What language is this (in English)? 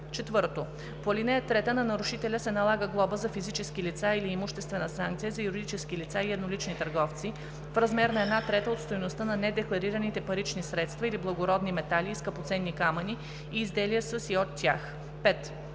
Bulgarian